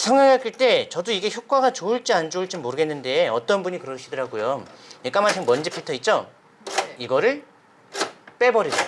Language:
Korean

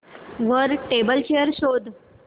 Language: Marathi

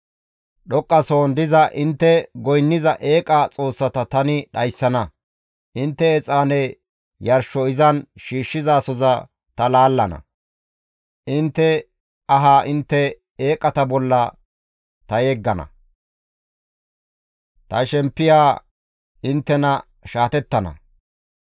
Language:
Gamo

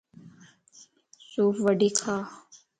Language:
Lasi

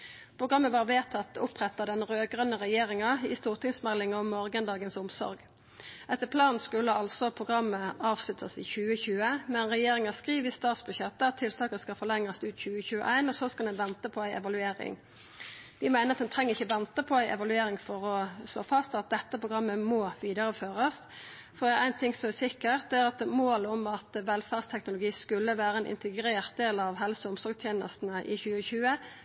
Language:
Norwegian Nynorsk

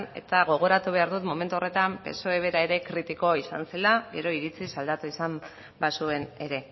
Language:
Basque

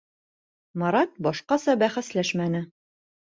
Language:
Bashkir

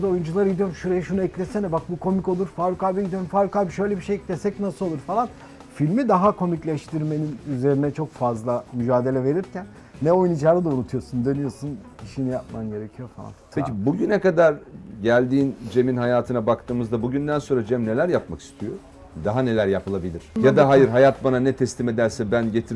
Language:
Turkish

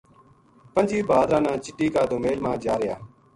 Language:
Gujari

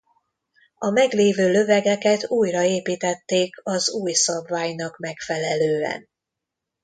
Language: Hungarian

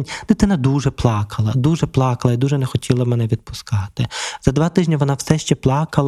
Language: Ukrainian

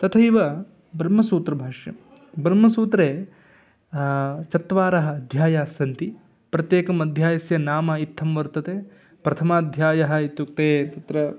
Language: Sanskrit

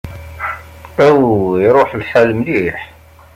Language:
Kabyle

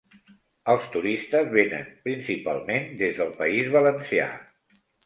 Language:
Catalan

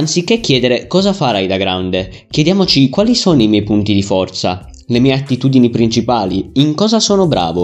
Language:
Italian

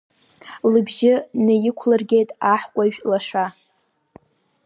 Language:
Abkhazian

